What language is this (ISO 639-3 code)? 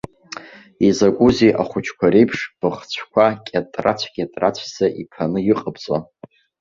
abk